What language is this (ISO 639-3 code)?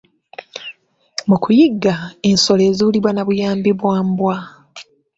lug